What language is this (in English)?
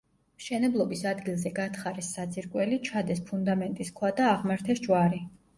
Georgian